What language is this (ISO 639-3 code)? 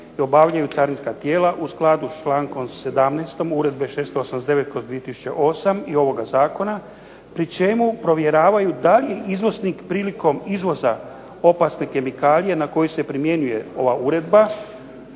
hrv